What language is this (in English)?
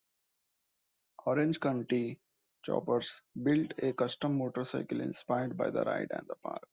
English